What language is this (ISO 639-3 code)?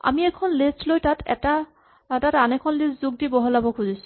asm